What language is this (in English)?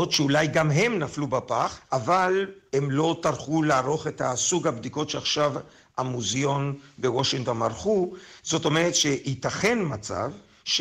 Hebrew